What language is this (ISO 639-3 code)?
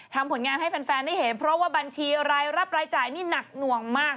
tha